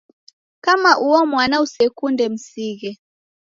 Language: Taita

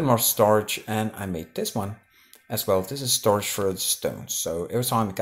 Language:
English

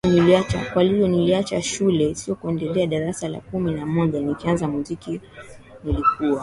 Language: Swahili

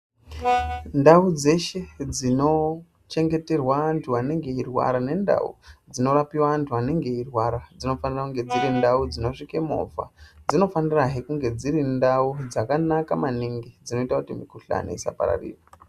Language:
Ndau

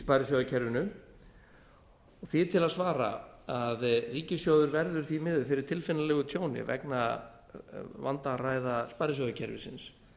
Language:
Icelandic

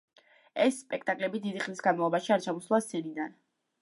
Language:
Georgian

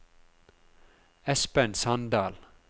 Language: Norwegian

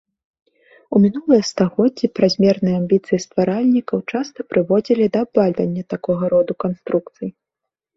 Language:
Belarusian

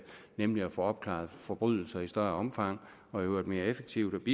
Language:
Danish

